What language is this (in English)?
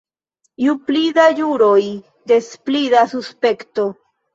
Esperanto